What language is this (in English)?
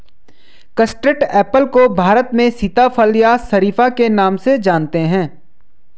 Hindi